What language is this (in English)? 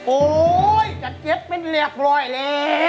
Thai